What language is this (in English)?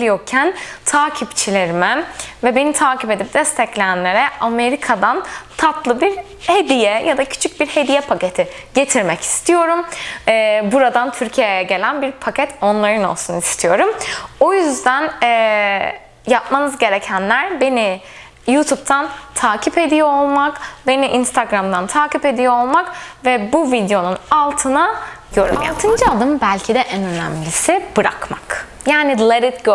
Turkish